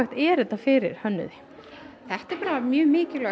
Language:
Icelandic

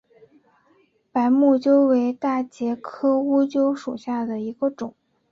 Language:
Chinese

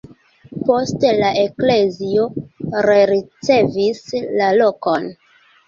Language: Esperanto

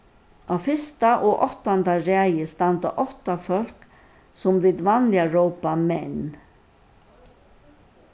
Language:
Faroese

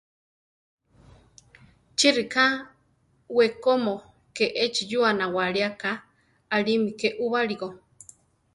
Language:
Central Tarahumara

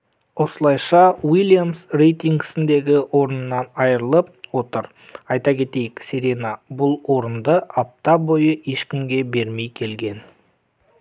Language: Kazakh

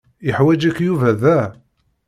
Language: Kabyle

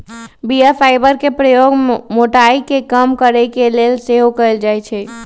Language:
Magahi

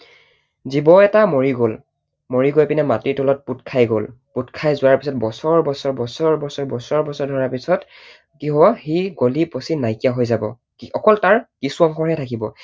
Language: Assamese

